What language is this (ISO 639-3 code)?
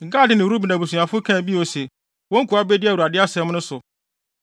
aka